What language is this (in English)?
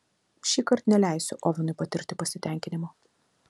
Lithuanian